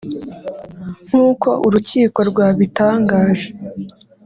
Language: Kinyarwanda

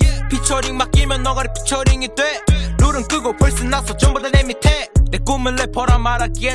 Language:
Turkish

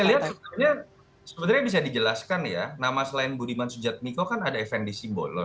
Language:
Indonesian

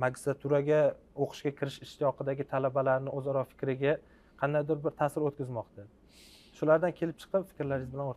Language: Turkish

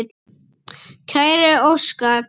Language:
Icelandic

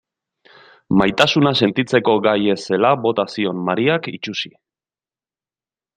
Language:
Basque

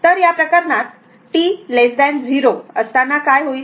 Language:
Marathi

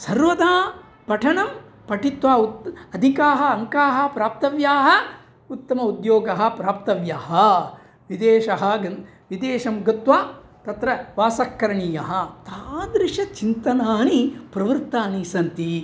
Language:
Sanskrit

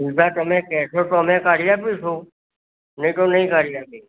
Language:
Gujarati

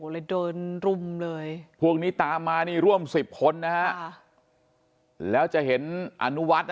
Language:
Thai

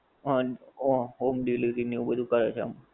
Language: Gujarati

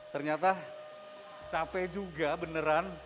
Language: Indonesian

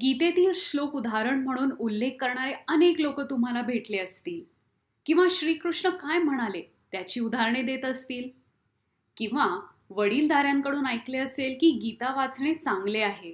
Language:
Marathi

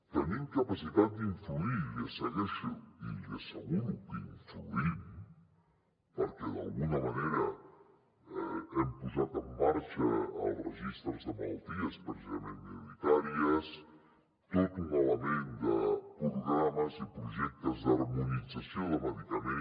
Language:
Catalan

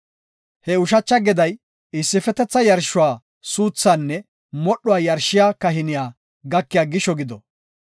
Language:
Gofa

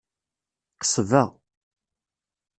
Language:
Kabyle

